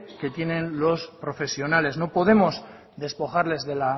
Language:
Spanish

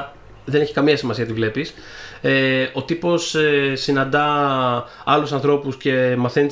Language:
Greek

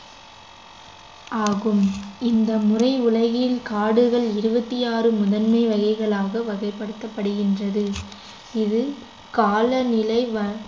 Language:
Tamil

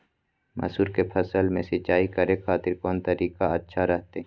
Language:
Magahi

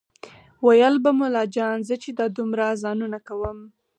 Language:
Pashto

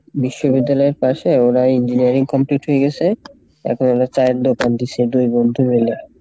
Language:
Bangla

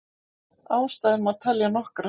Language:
Icelandic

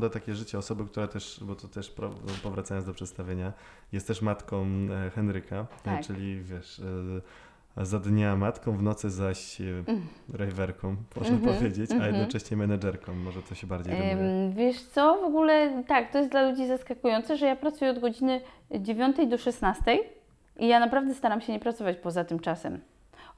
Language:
Polish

